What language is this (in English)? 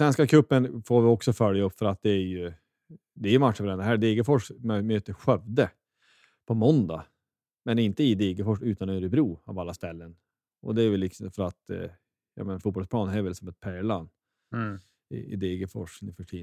Swedish